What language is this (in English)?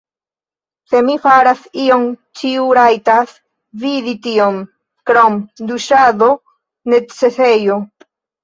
Esperanto